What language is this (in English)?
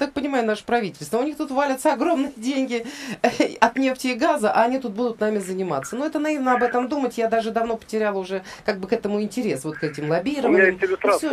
Russian